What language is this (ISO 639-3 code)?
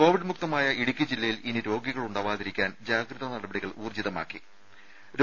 mal